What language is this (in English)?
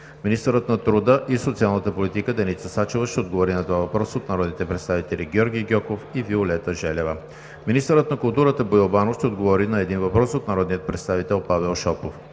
Bulgarian